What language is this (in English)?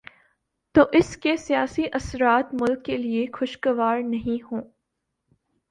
Urdu